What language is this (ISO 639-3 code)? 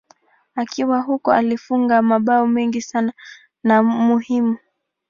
swa